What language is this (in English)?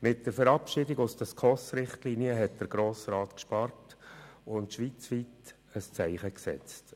Swiss German